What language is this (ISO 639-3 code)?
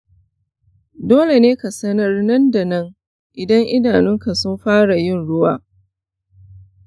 hau